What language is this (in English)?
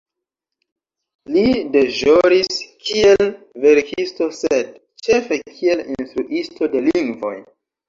Esperanto